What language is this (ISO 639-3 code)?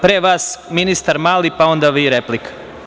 srp